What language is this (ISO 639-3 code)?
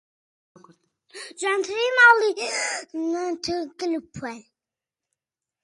ckb